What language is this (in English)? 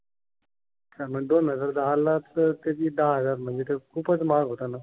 Marathi